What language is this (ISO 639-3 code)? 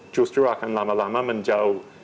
ind